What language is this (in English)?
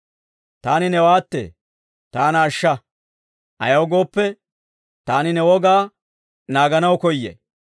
Dawro